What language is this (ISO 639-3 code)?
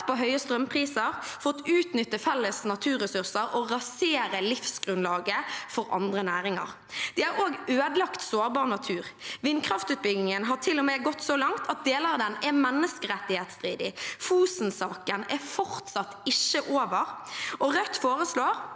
nor